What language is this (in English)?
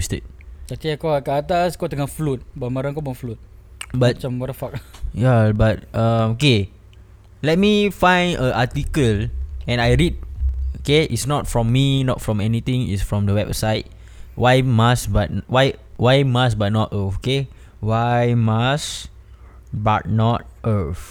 Malay